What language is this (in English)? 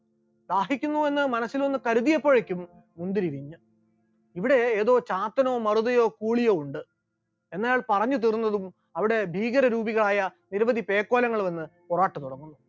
Malayalam